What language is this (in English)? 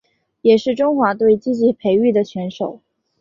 Chinese